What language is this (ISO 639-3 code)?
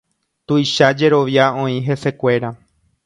grn